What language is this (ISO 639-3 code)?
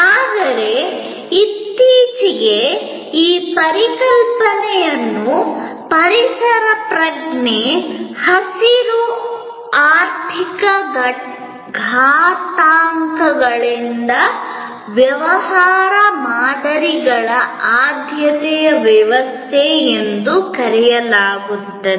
kan